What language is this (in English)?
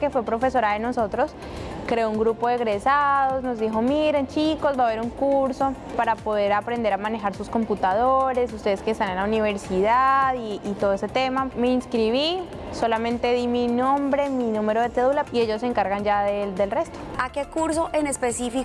Spanish